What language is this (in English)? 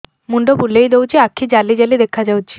Odia